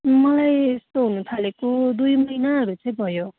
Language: Nepali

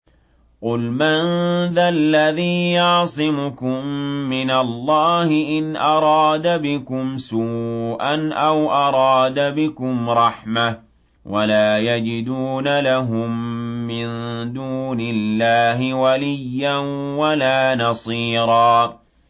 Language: Arabic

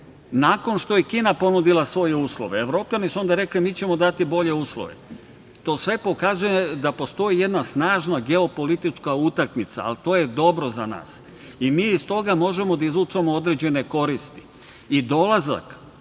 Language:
Serbian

